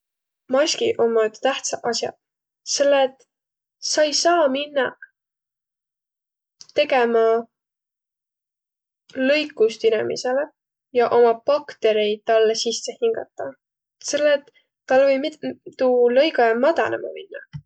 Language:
Võro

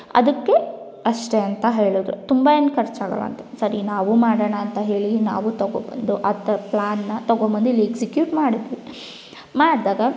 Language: Kannada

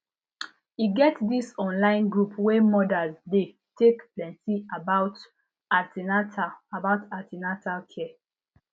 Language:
Nigerian Pidgin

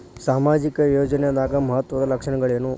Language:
Kannada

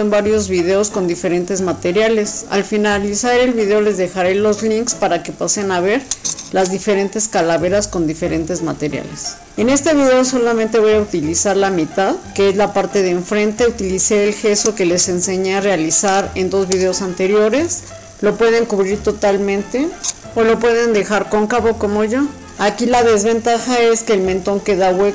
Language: Spanish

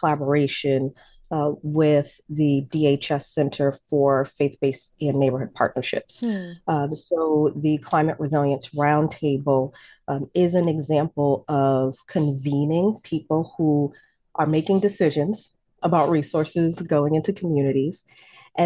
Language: English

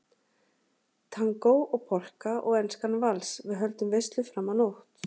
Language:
Icelandic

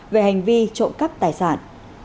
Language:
Vietnamese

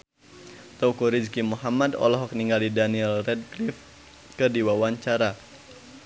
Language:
Sundanese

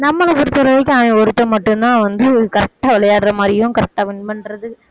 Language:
Tamil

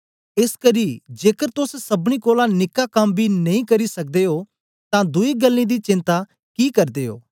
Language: Dogri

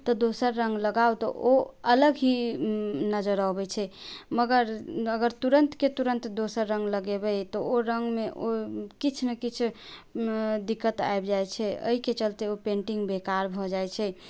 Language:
Maithili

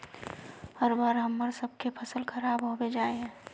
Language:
Magahi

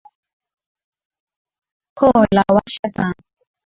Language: Swahili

